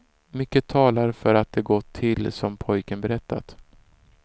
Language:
Swedish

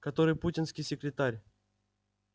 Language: Russian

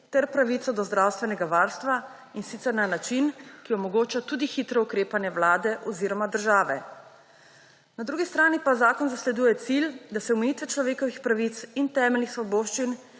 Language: Slovenian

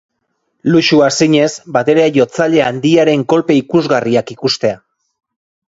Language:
Basque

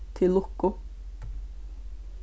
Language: Faroese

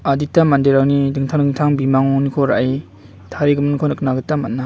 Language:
Garo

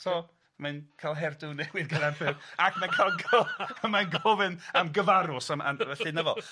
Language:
Welsh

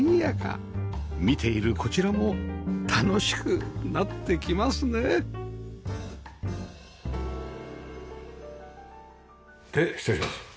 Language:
Japanese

